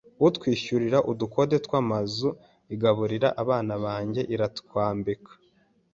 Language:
Kinyarwanda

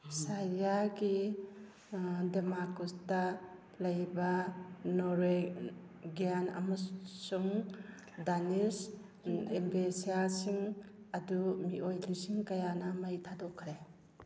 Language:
Manipuri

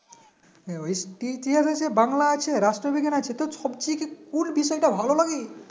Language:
Bangla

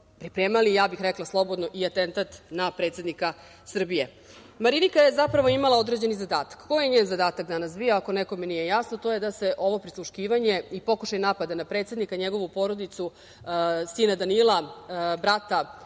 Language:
Serbian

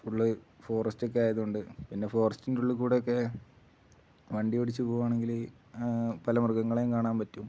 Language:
Malayalam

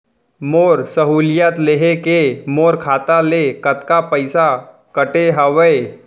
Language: Chhattisgarhi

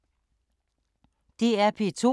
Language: Danish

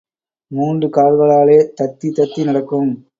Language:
Tamil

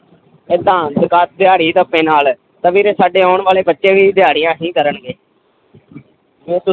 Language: Punjabi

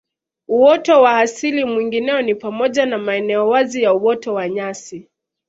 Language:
Swahili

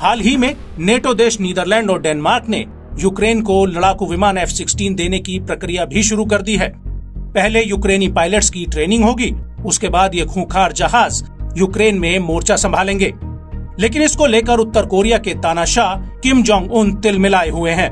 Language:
Hindi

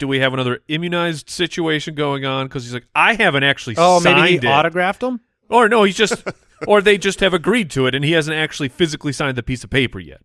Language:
English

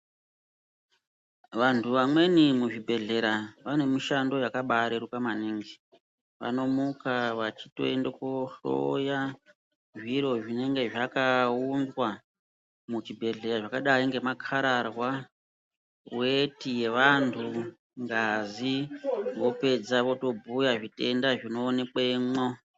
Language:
Ndau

